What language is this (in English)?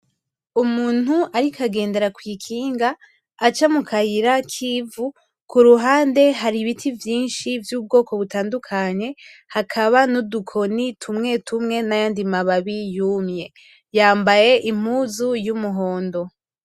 Rundi